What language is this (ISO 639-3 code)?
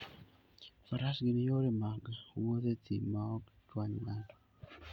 luo